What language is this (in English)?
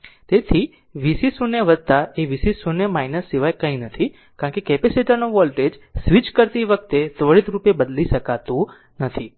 Gujarati